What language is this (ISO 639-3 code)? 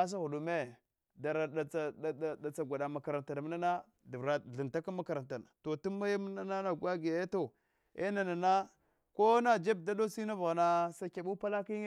hwo